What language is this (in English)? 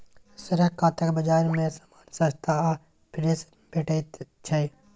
Maithili